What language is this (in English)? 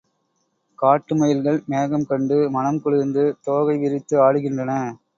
Tamil